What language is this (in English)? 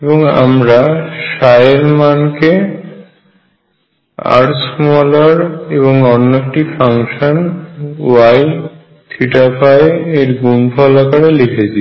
Bangla